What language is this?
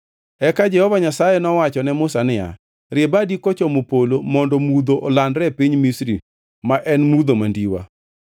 Luo (Kenya and Tanzania)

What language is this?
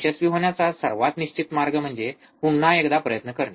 Marathi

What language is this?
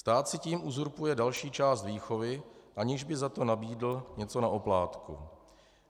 Czech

